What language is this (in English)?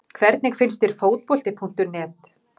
Icelandic